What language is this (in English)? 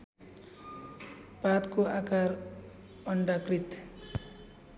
Nepali